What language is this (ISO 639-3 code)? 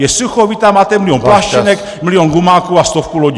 ces